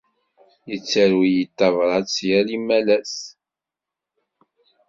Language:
Kabyle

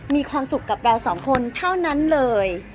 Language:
Thai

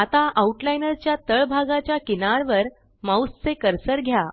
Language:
Marathi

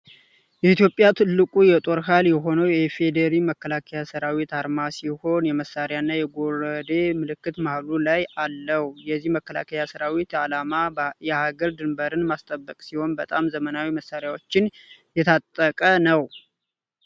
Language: Amharic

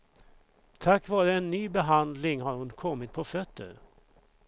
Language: Swedish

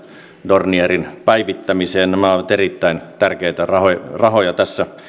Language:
Finnish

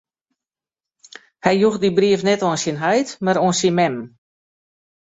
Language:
Western Frisian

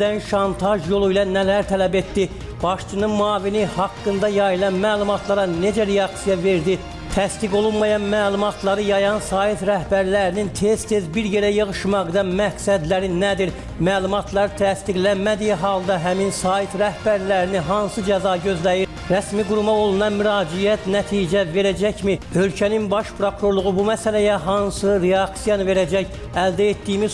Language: Turkish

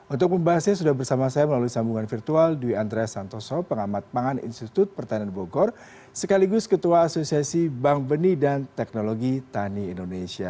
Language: Indonesian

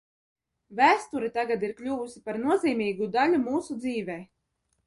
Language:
Latvian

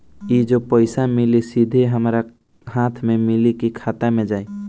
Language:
Bhojpuri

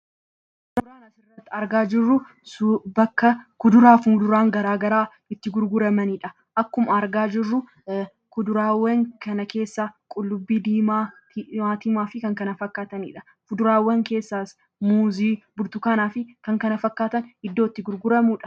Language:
Oromo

